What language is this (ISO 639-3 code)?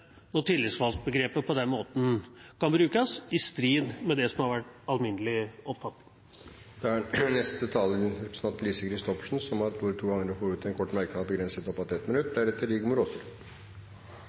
nob